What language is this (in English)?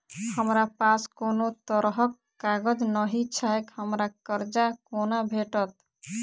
Maithili